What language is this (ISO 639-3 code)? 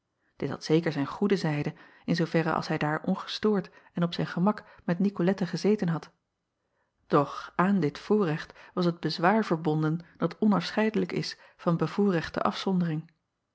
nld